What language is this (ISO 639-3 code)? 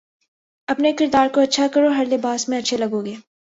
urd